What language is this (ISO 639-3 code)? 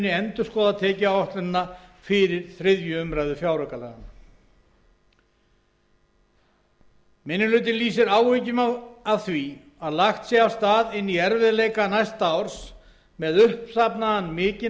isl